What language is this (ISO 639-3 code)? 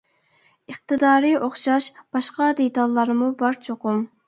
uig